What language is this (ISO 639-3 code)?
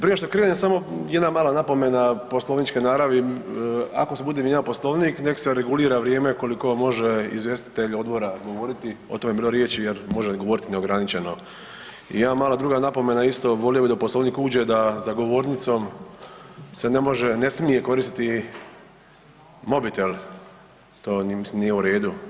hrv